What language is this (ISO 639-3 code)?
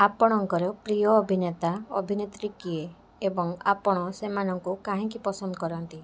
ori